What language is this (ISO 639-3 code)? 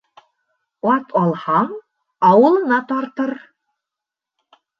bak